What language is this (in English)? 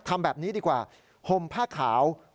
Thai